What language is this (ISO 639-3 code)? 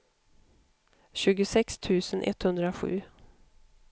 swe